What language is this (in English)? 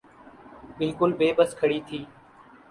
Urdu